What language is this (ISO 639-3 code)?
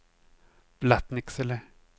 swe